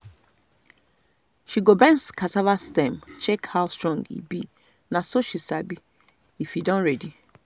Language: Nigerian Pidgin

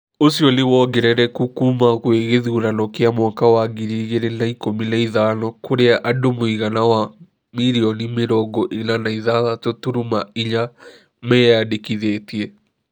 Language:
Kikuyu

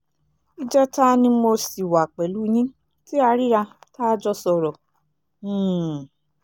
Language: Yoruba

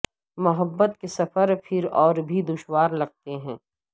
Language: Urdu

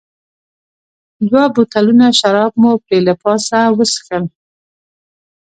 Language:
Pashto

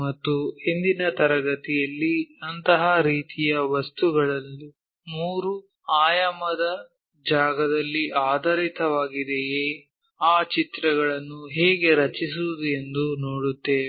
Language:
Kannada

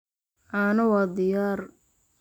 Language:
Somali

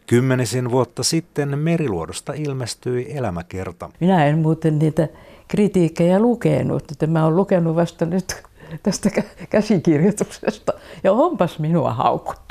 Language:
Finnish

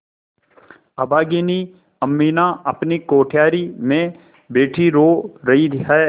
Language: Hindi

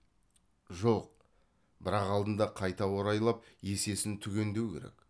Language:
Kazakh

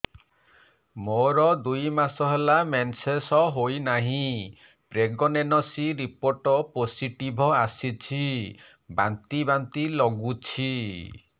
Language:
Odia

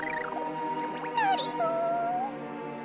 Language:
Japanese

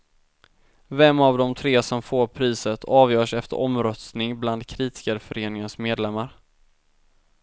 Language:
Swedish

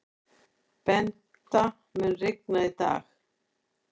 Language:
Icelandic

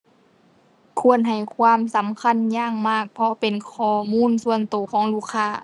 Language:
Thai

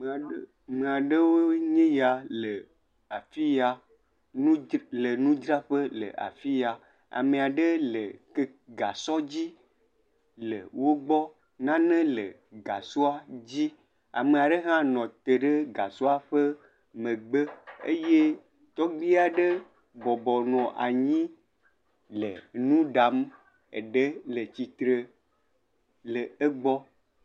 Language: Ewe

